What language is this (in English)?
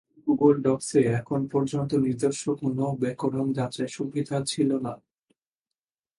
Bangla